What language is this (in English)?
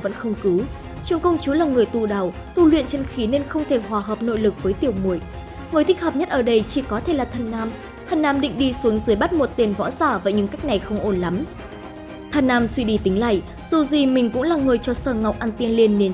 Vietnamese